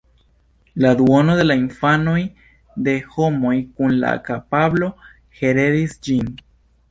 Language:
Esperanto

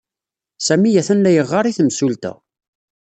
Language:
Kabyle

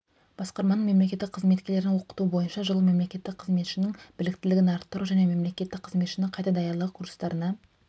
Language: Kazakh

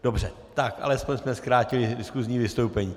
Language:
Czech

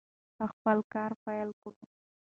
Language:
Pashto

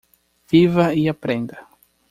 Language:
Portuguese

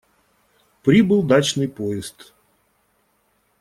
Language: Russian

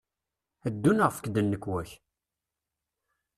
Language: Kabyle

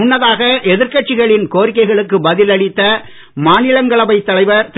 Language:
Tamil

